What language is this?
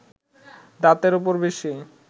Bangla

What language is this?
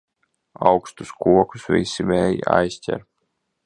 Latvian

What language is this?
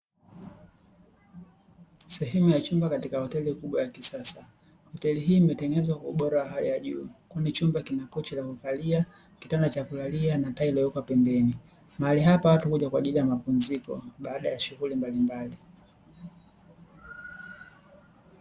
Swahili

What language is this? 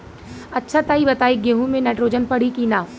Bhojpuri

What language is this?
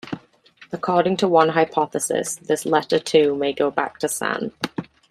English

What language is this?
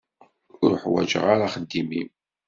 Kabyle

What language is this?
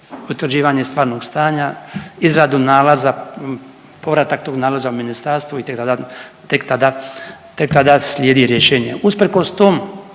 Croatian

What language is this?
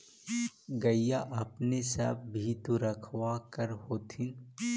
Magahi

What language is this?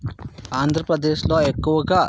Telugu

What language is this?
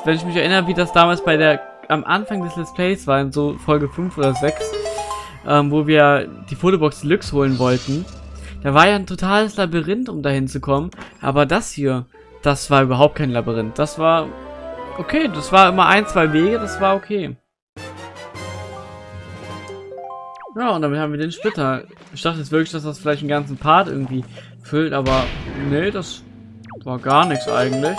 German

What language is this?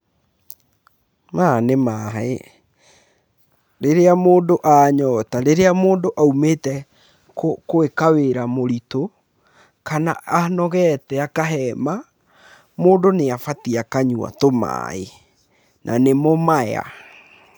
Kikuyu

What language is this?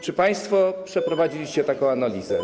Polish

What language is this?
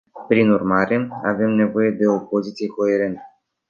Romanian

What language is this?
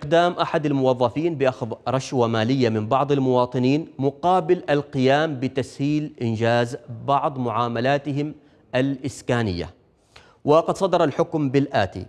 Arabic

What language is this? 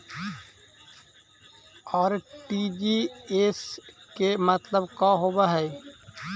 Magahi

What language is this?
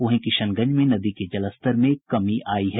Hindi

